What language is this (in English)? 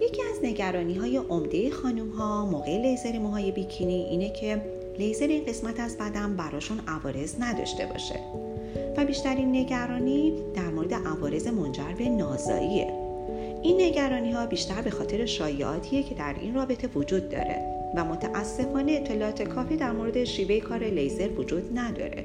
Persian